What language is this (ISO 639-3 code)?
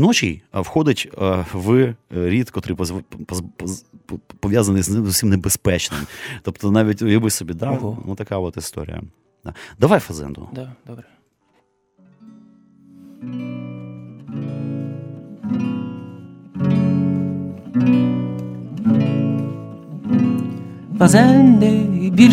ukr